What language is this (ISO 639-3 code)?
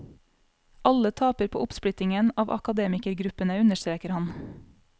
nor